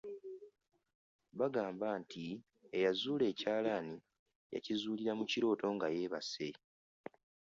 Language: Ganda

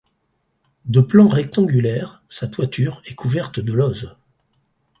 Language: French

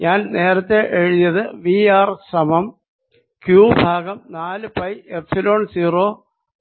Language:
Malayalam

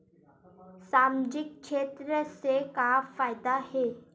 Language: Chhattisgarhi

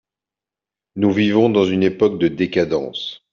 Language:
French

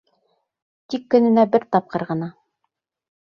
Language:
Bashkir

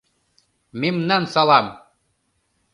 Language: Mari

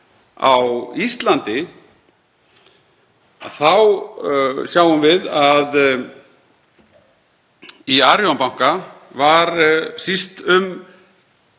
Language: Icelandic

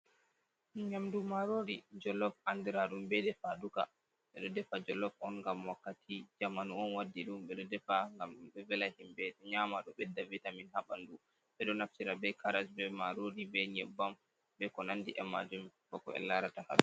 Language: Fula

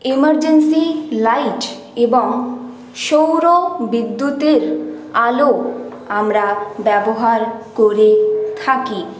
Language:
Bangla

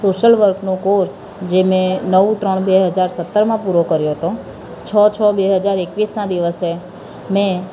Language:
Gujarati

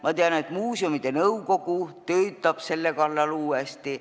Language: Estonian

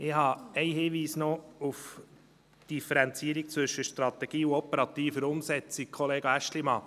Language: Swiss German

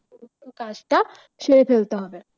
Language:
Bangla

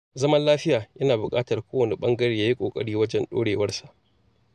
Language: Hausa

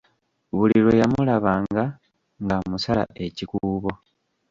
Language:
Ganda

